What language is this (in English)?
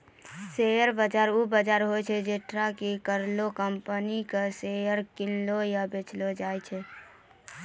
Maithili